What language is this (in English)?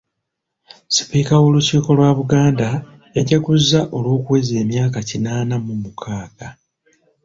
Ganda